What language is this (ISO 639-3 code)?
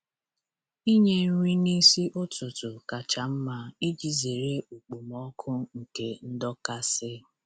ibo